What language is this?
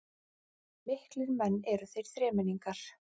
Icelandic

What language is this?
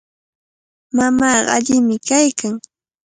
Cajatambo North Lima Quechua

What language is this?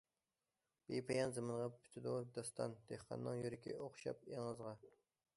Uyghur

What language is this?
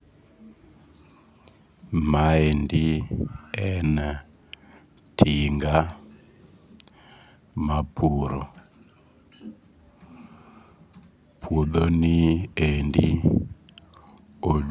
Luo (Kenya and Tanzania)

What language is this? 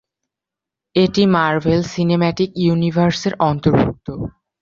Bangla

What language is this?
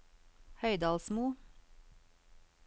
Norwegian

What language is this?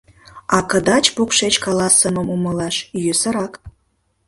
Mari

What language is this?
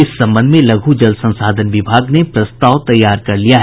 Hindi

